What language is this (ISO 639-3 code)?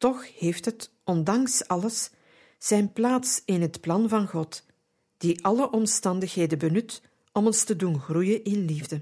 nld